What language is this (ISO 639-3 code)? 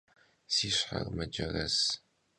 kbd